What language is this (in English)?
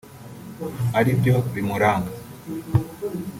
Kinyarwanda